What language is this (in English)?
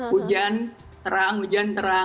Indonesian